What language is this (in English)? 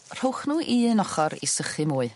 Welsh